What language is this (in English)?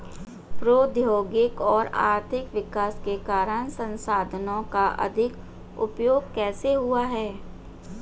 Hindi